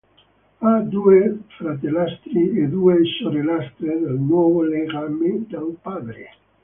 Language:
Italian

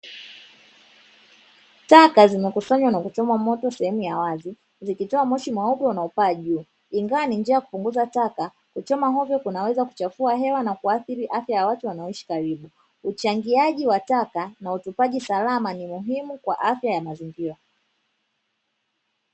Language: Swahili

